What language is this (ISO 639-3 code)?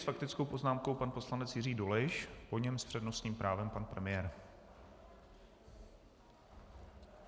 ces